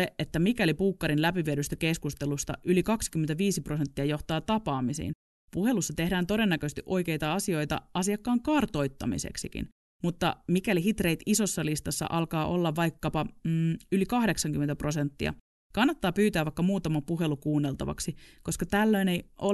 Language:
Finnish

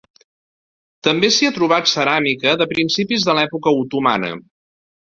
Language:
Catalan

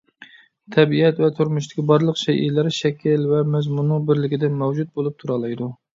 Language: Uyghur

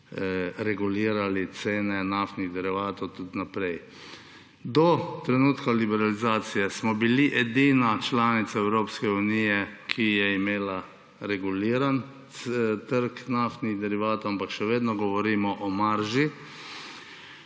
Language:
Slovenian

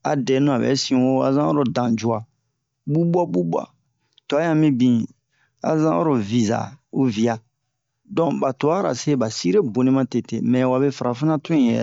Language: Bomu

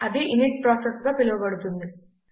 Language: Telugu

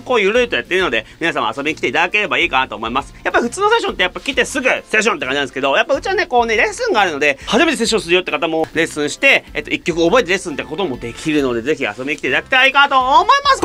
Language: Japanese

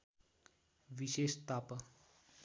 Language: Nepali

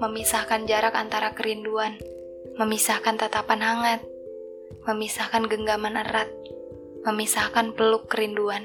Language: Indonesian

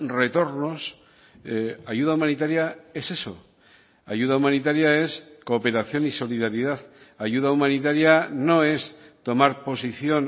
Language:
Spanish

